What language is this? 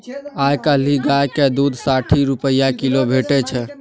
Maithili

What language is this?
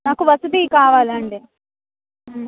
Telugu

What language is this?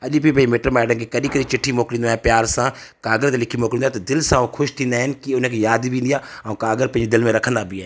Sindhi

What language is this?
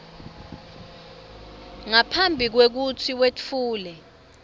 Swati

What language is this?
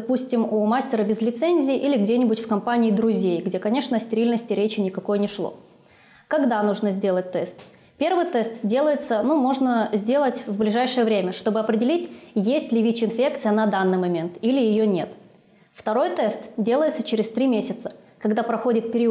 Russian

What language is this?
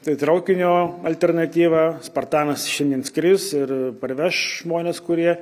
Lithuanian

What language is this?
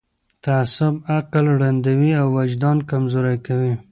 Pashto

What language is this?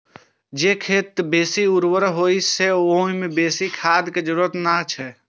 Maithili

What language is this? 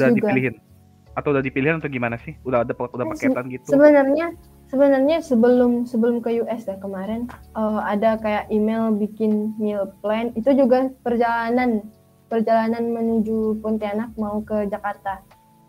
Indonesian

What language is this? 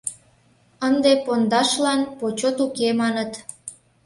Mari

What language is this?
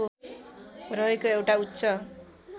Nepali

